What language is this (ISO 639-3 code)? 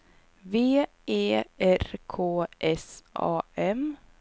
swe